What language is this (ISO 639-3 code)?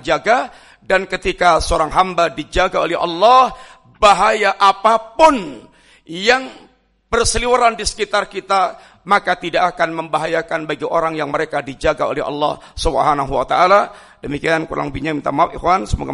ind